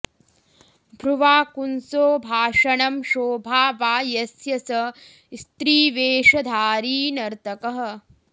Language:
Sanskrit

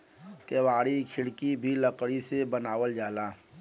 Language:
Bhojpuri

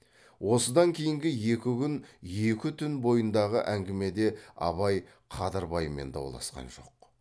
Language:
Kazakh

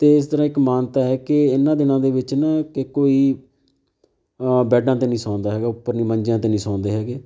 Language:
Punjabi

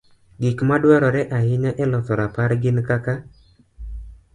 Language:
Luo (Kenya and Tanzania)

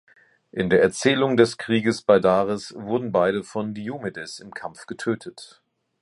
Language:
German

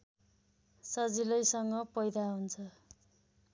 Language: Nepali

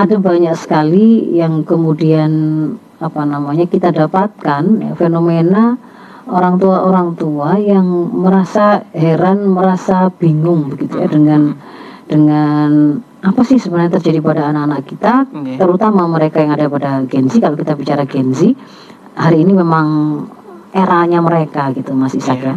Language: Indonesian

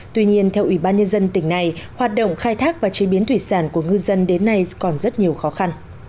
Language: Vietnamese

